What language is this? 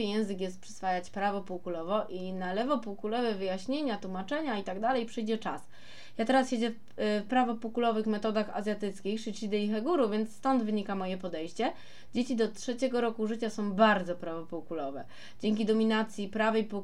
Polish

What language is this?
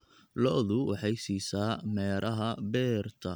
Somali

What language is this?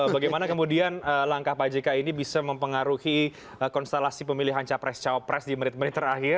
Indonesian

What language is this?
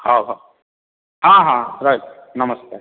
Odia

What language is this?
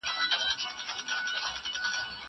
Pashto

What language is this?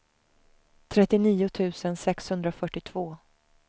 Swedish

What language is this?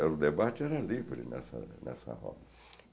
Portuguese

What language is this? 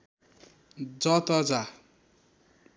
Nepali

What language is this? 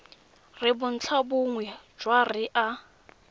Tswana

